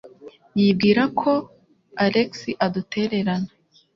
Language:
Kinyarwanda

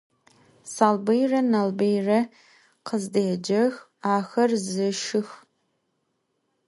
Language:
Adyghe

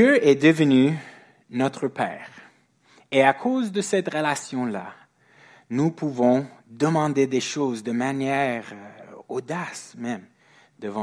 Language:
French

